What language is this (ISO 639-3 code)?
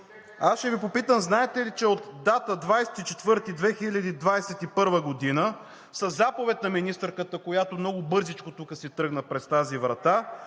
bul